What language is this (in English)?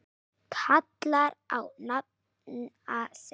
Icelandic